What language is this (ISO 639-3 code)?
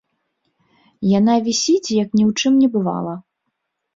bel